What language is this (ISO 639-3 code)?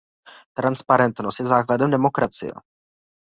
ces